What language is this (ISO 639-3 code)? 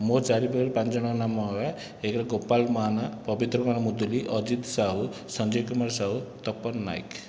ori